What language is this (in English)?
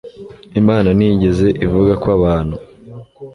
Kinyarwanda